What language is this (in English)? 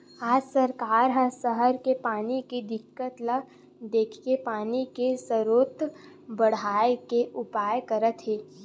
Chhattisgarhi